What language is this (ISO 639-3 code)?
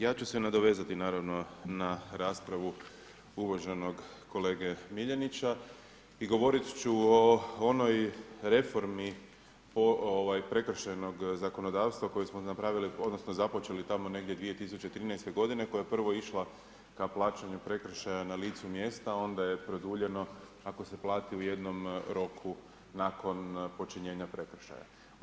hrv